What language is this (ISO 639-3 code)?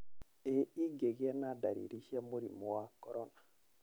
kik